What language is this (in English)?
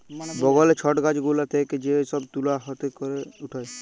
Bangla